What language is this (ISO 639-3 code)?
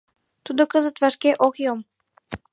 chm